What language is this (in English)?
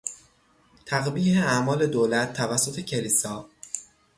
Persian